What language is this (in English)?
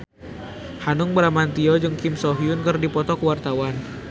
Sundanese